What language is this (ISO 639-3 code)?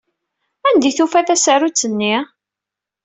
kab